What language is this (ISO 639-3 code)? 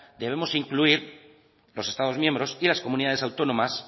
spa